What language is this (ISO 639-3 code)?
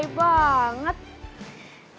ind